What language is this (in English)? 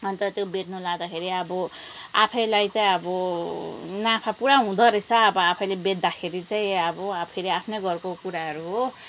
Nepali